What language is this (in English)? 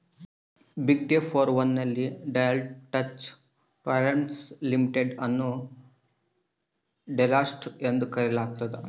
Kannada